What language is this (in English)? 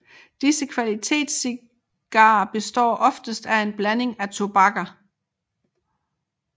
Danish